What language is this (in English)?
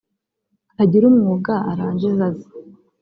Kinyarwanda